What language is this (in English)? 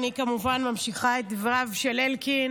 Hebrew